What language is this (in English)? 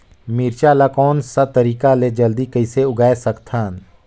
Chhattisgarhi